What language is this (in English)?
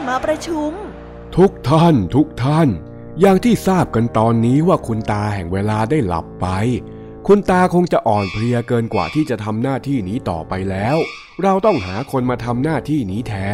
Thai